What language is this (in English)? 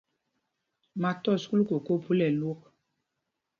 Mpumpong